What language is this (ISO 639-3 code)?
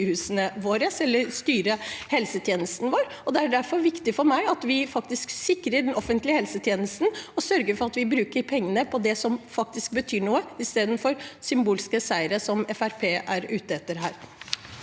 nor